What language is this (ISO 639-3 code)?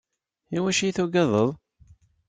kab